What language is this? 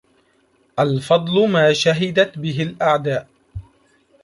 Arabic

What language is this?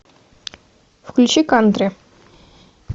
Russian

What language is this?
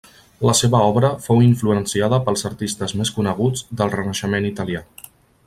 Catalan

